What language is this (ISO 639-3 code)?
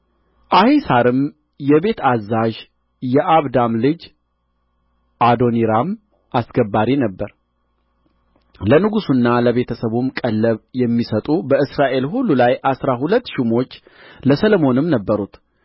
amh